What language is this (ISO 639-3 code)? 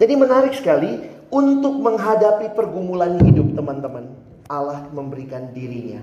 ind